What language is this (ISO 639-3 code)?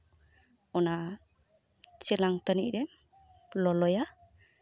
sat